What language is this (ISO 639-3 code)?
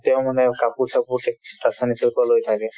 asm